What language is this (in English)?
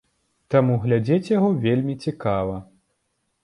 Belarusian